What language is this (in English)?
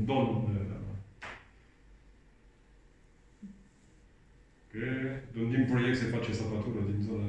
Romanian